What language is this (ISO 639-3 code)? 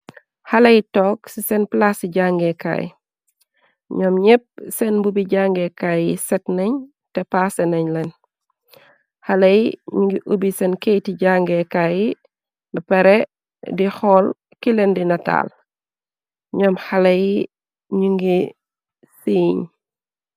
wol